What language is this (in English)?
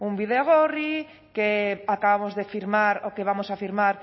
Spanish